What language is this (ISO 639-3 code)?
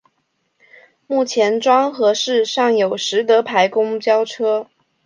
zho